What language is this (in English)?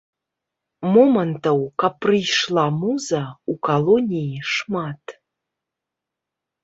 Belarusian